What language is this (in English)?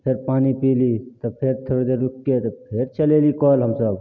Maithili